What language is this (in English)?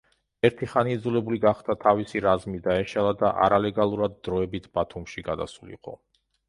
Georgian